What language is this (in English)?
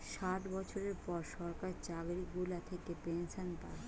Bangla